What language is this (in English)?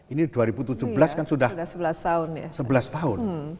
Indonesian